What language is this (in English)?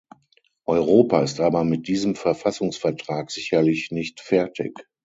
German